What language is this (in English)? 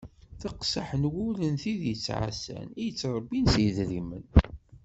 Kabyle